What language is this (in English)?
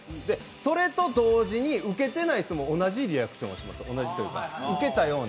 Japanese